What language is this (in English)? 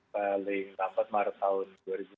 Indonesian